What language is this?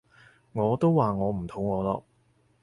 Cantonese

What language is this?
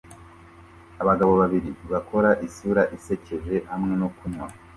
Kinyarwanda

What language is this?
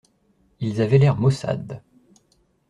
French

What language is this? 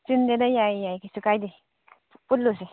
Manipuri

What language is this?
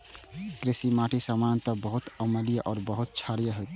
Maithili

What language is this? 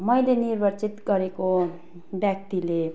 Nepali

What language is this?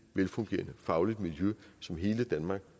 Danish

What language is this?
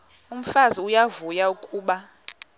Xhosa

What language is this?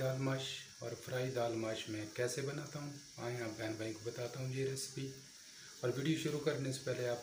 Hindi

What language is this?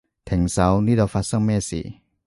Cantonese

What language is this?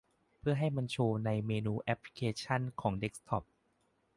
Thai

